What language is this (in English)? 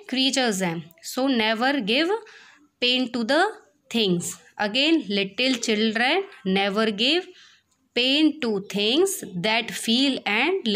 Hindi